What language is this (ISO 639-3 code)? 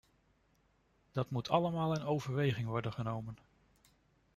nld